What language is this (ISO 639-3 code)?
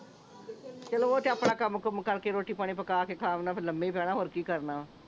pan